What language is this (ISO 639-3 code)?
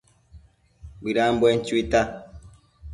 mcf